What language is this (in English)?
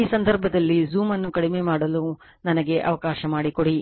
Kannada